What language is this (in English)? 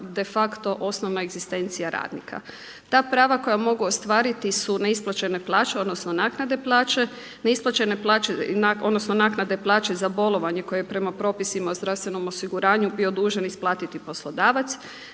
Croatian